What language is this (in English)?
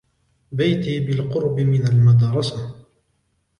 Arabic